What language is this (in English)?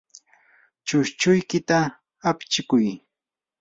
Yanahuanca Pasco Quechua